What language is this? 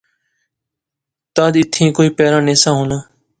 Pahari-Potwari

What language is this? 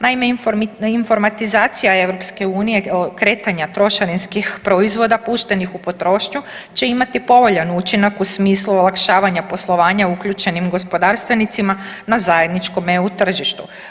Croatian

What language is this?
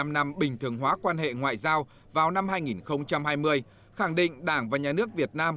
Vietnamese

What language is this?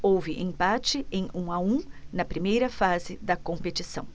Portuguese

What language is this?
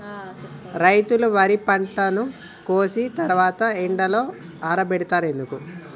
Telugu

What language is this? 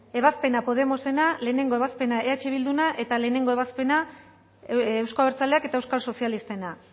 Basque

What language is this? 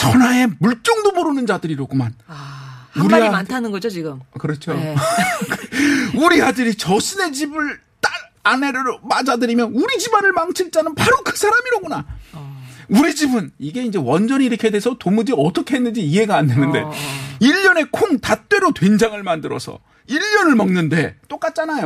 Korean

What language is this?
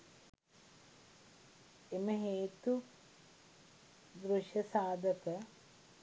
Sinhala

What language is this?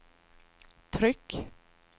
Swedish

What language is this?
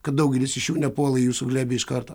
Lithuanian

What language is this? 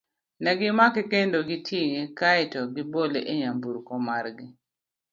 Luo (Kenya and Tanzania)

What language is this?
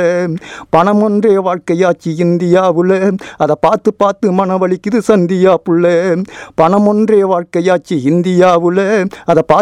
Tamil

